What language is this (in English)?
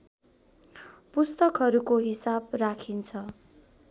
Nepali